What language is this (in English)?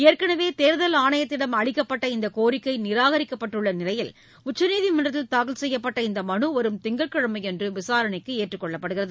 Tamil